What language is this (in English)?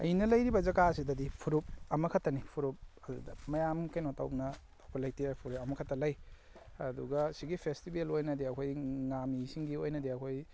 Manipuri